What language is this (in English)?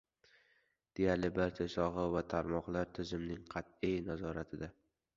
Uzbek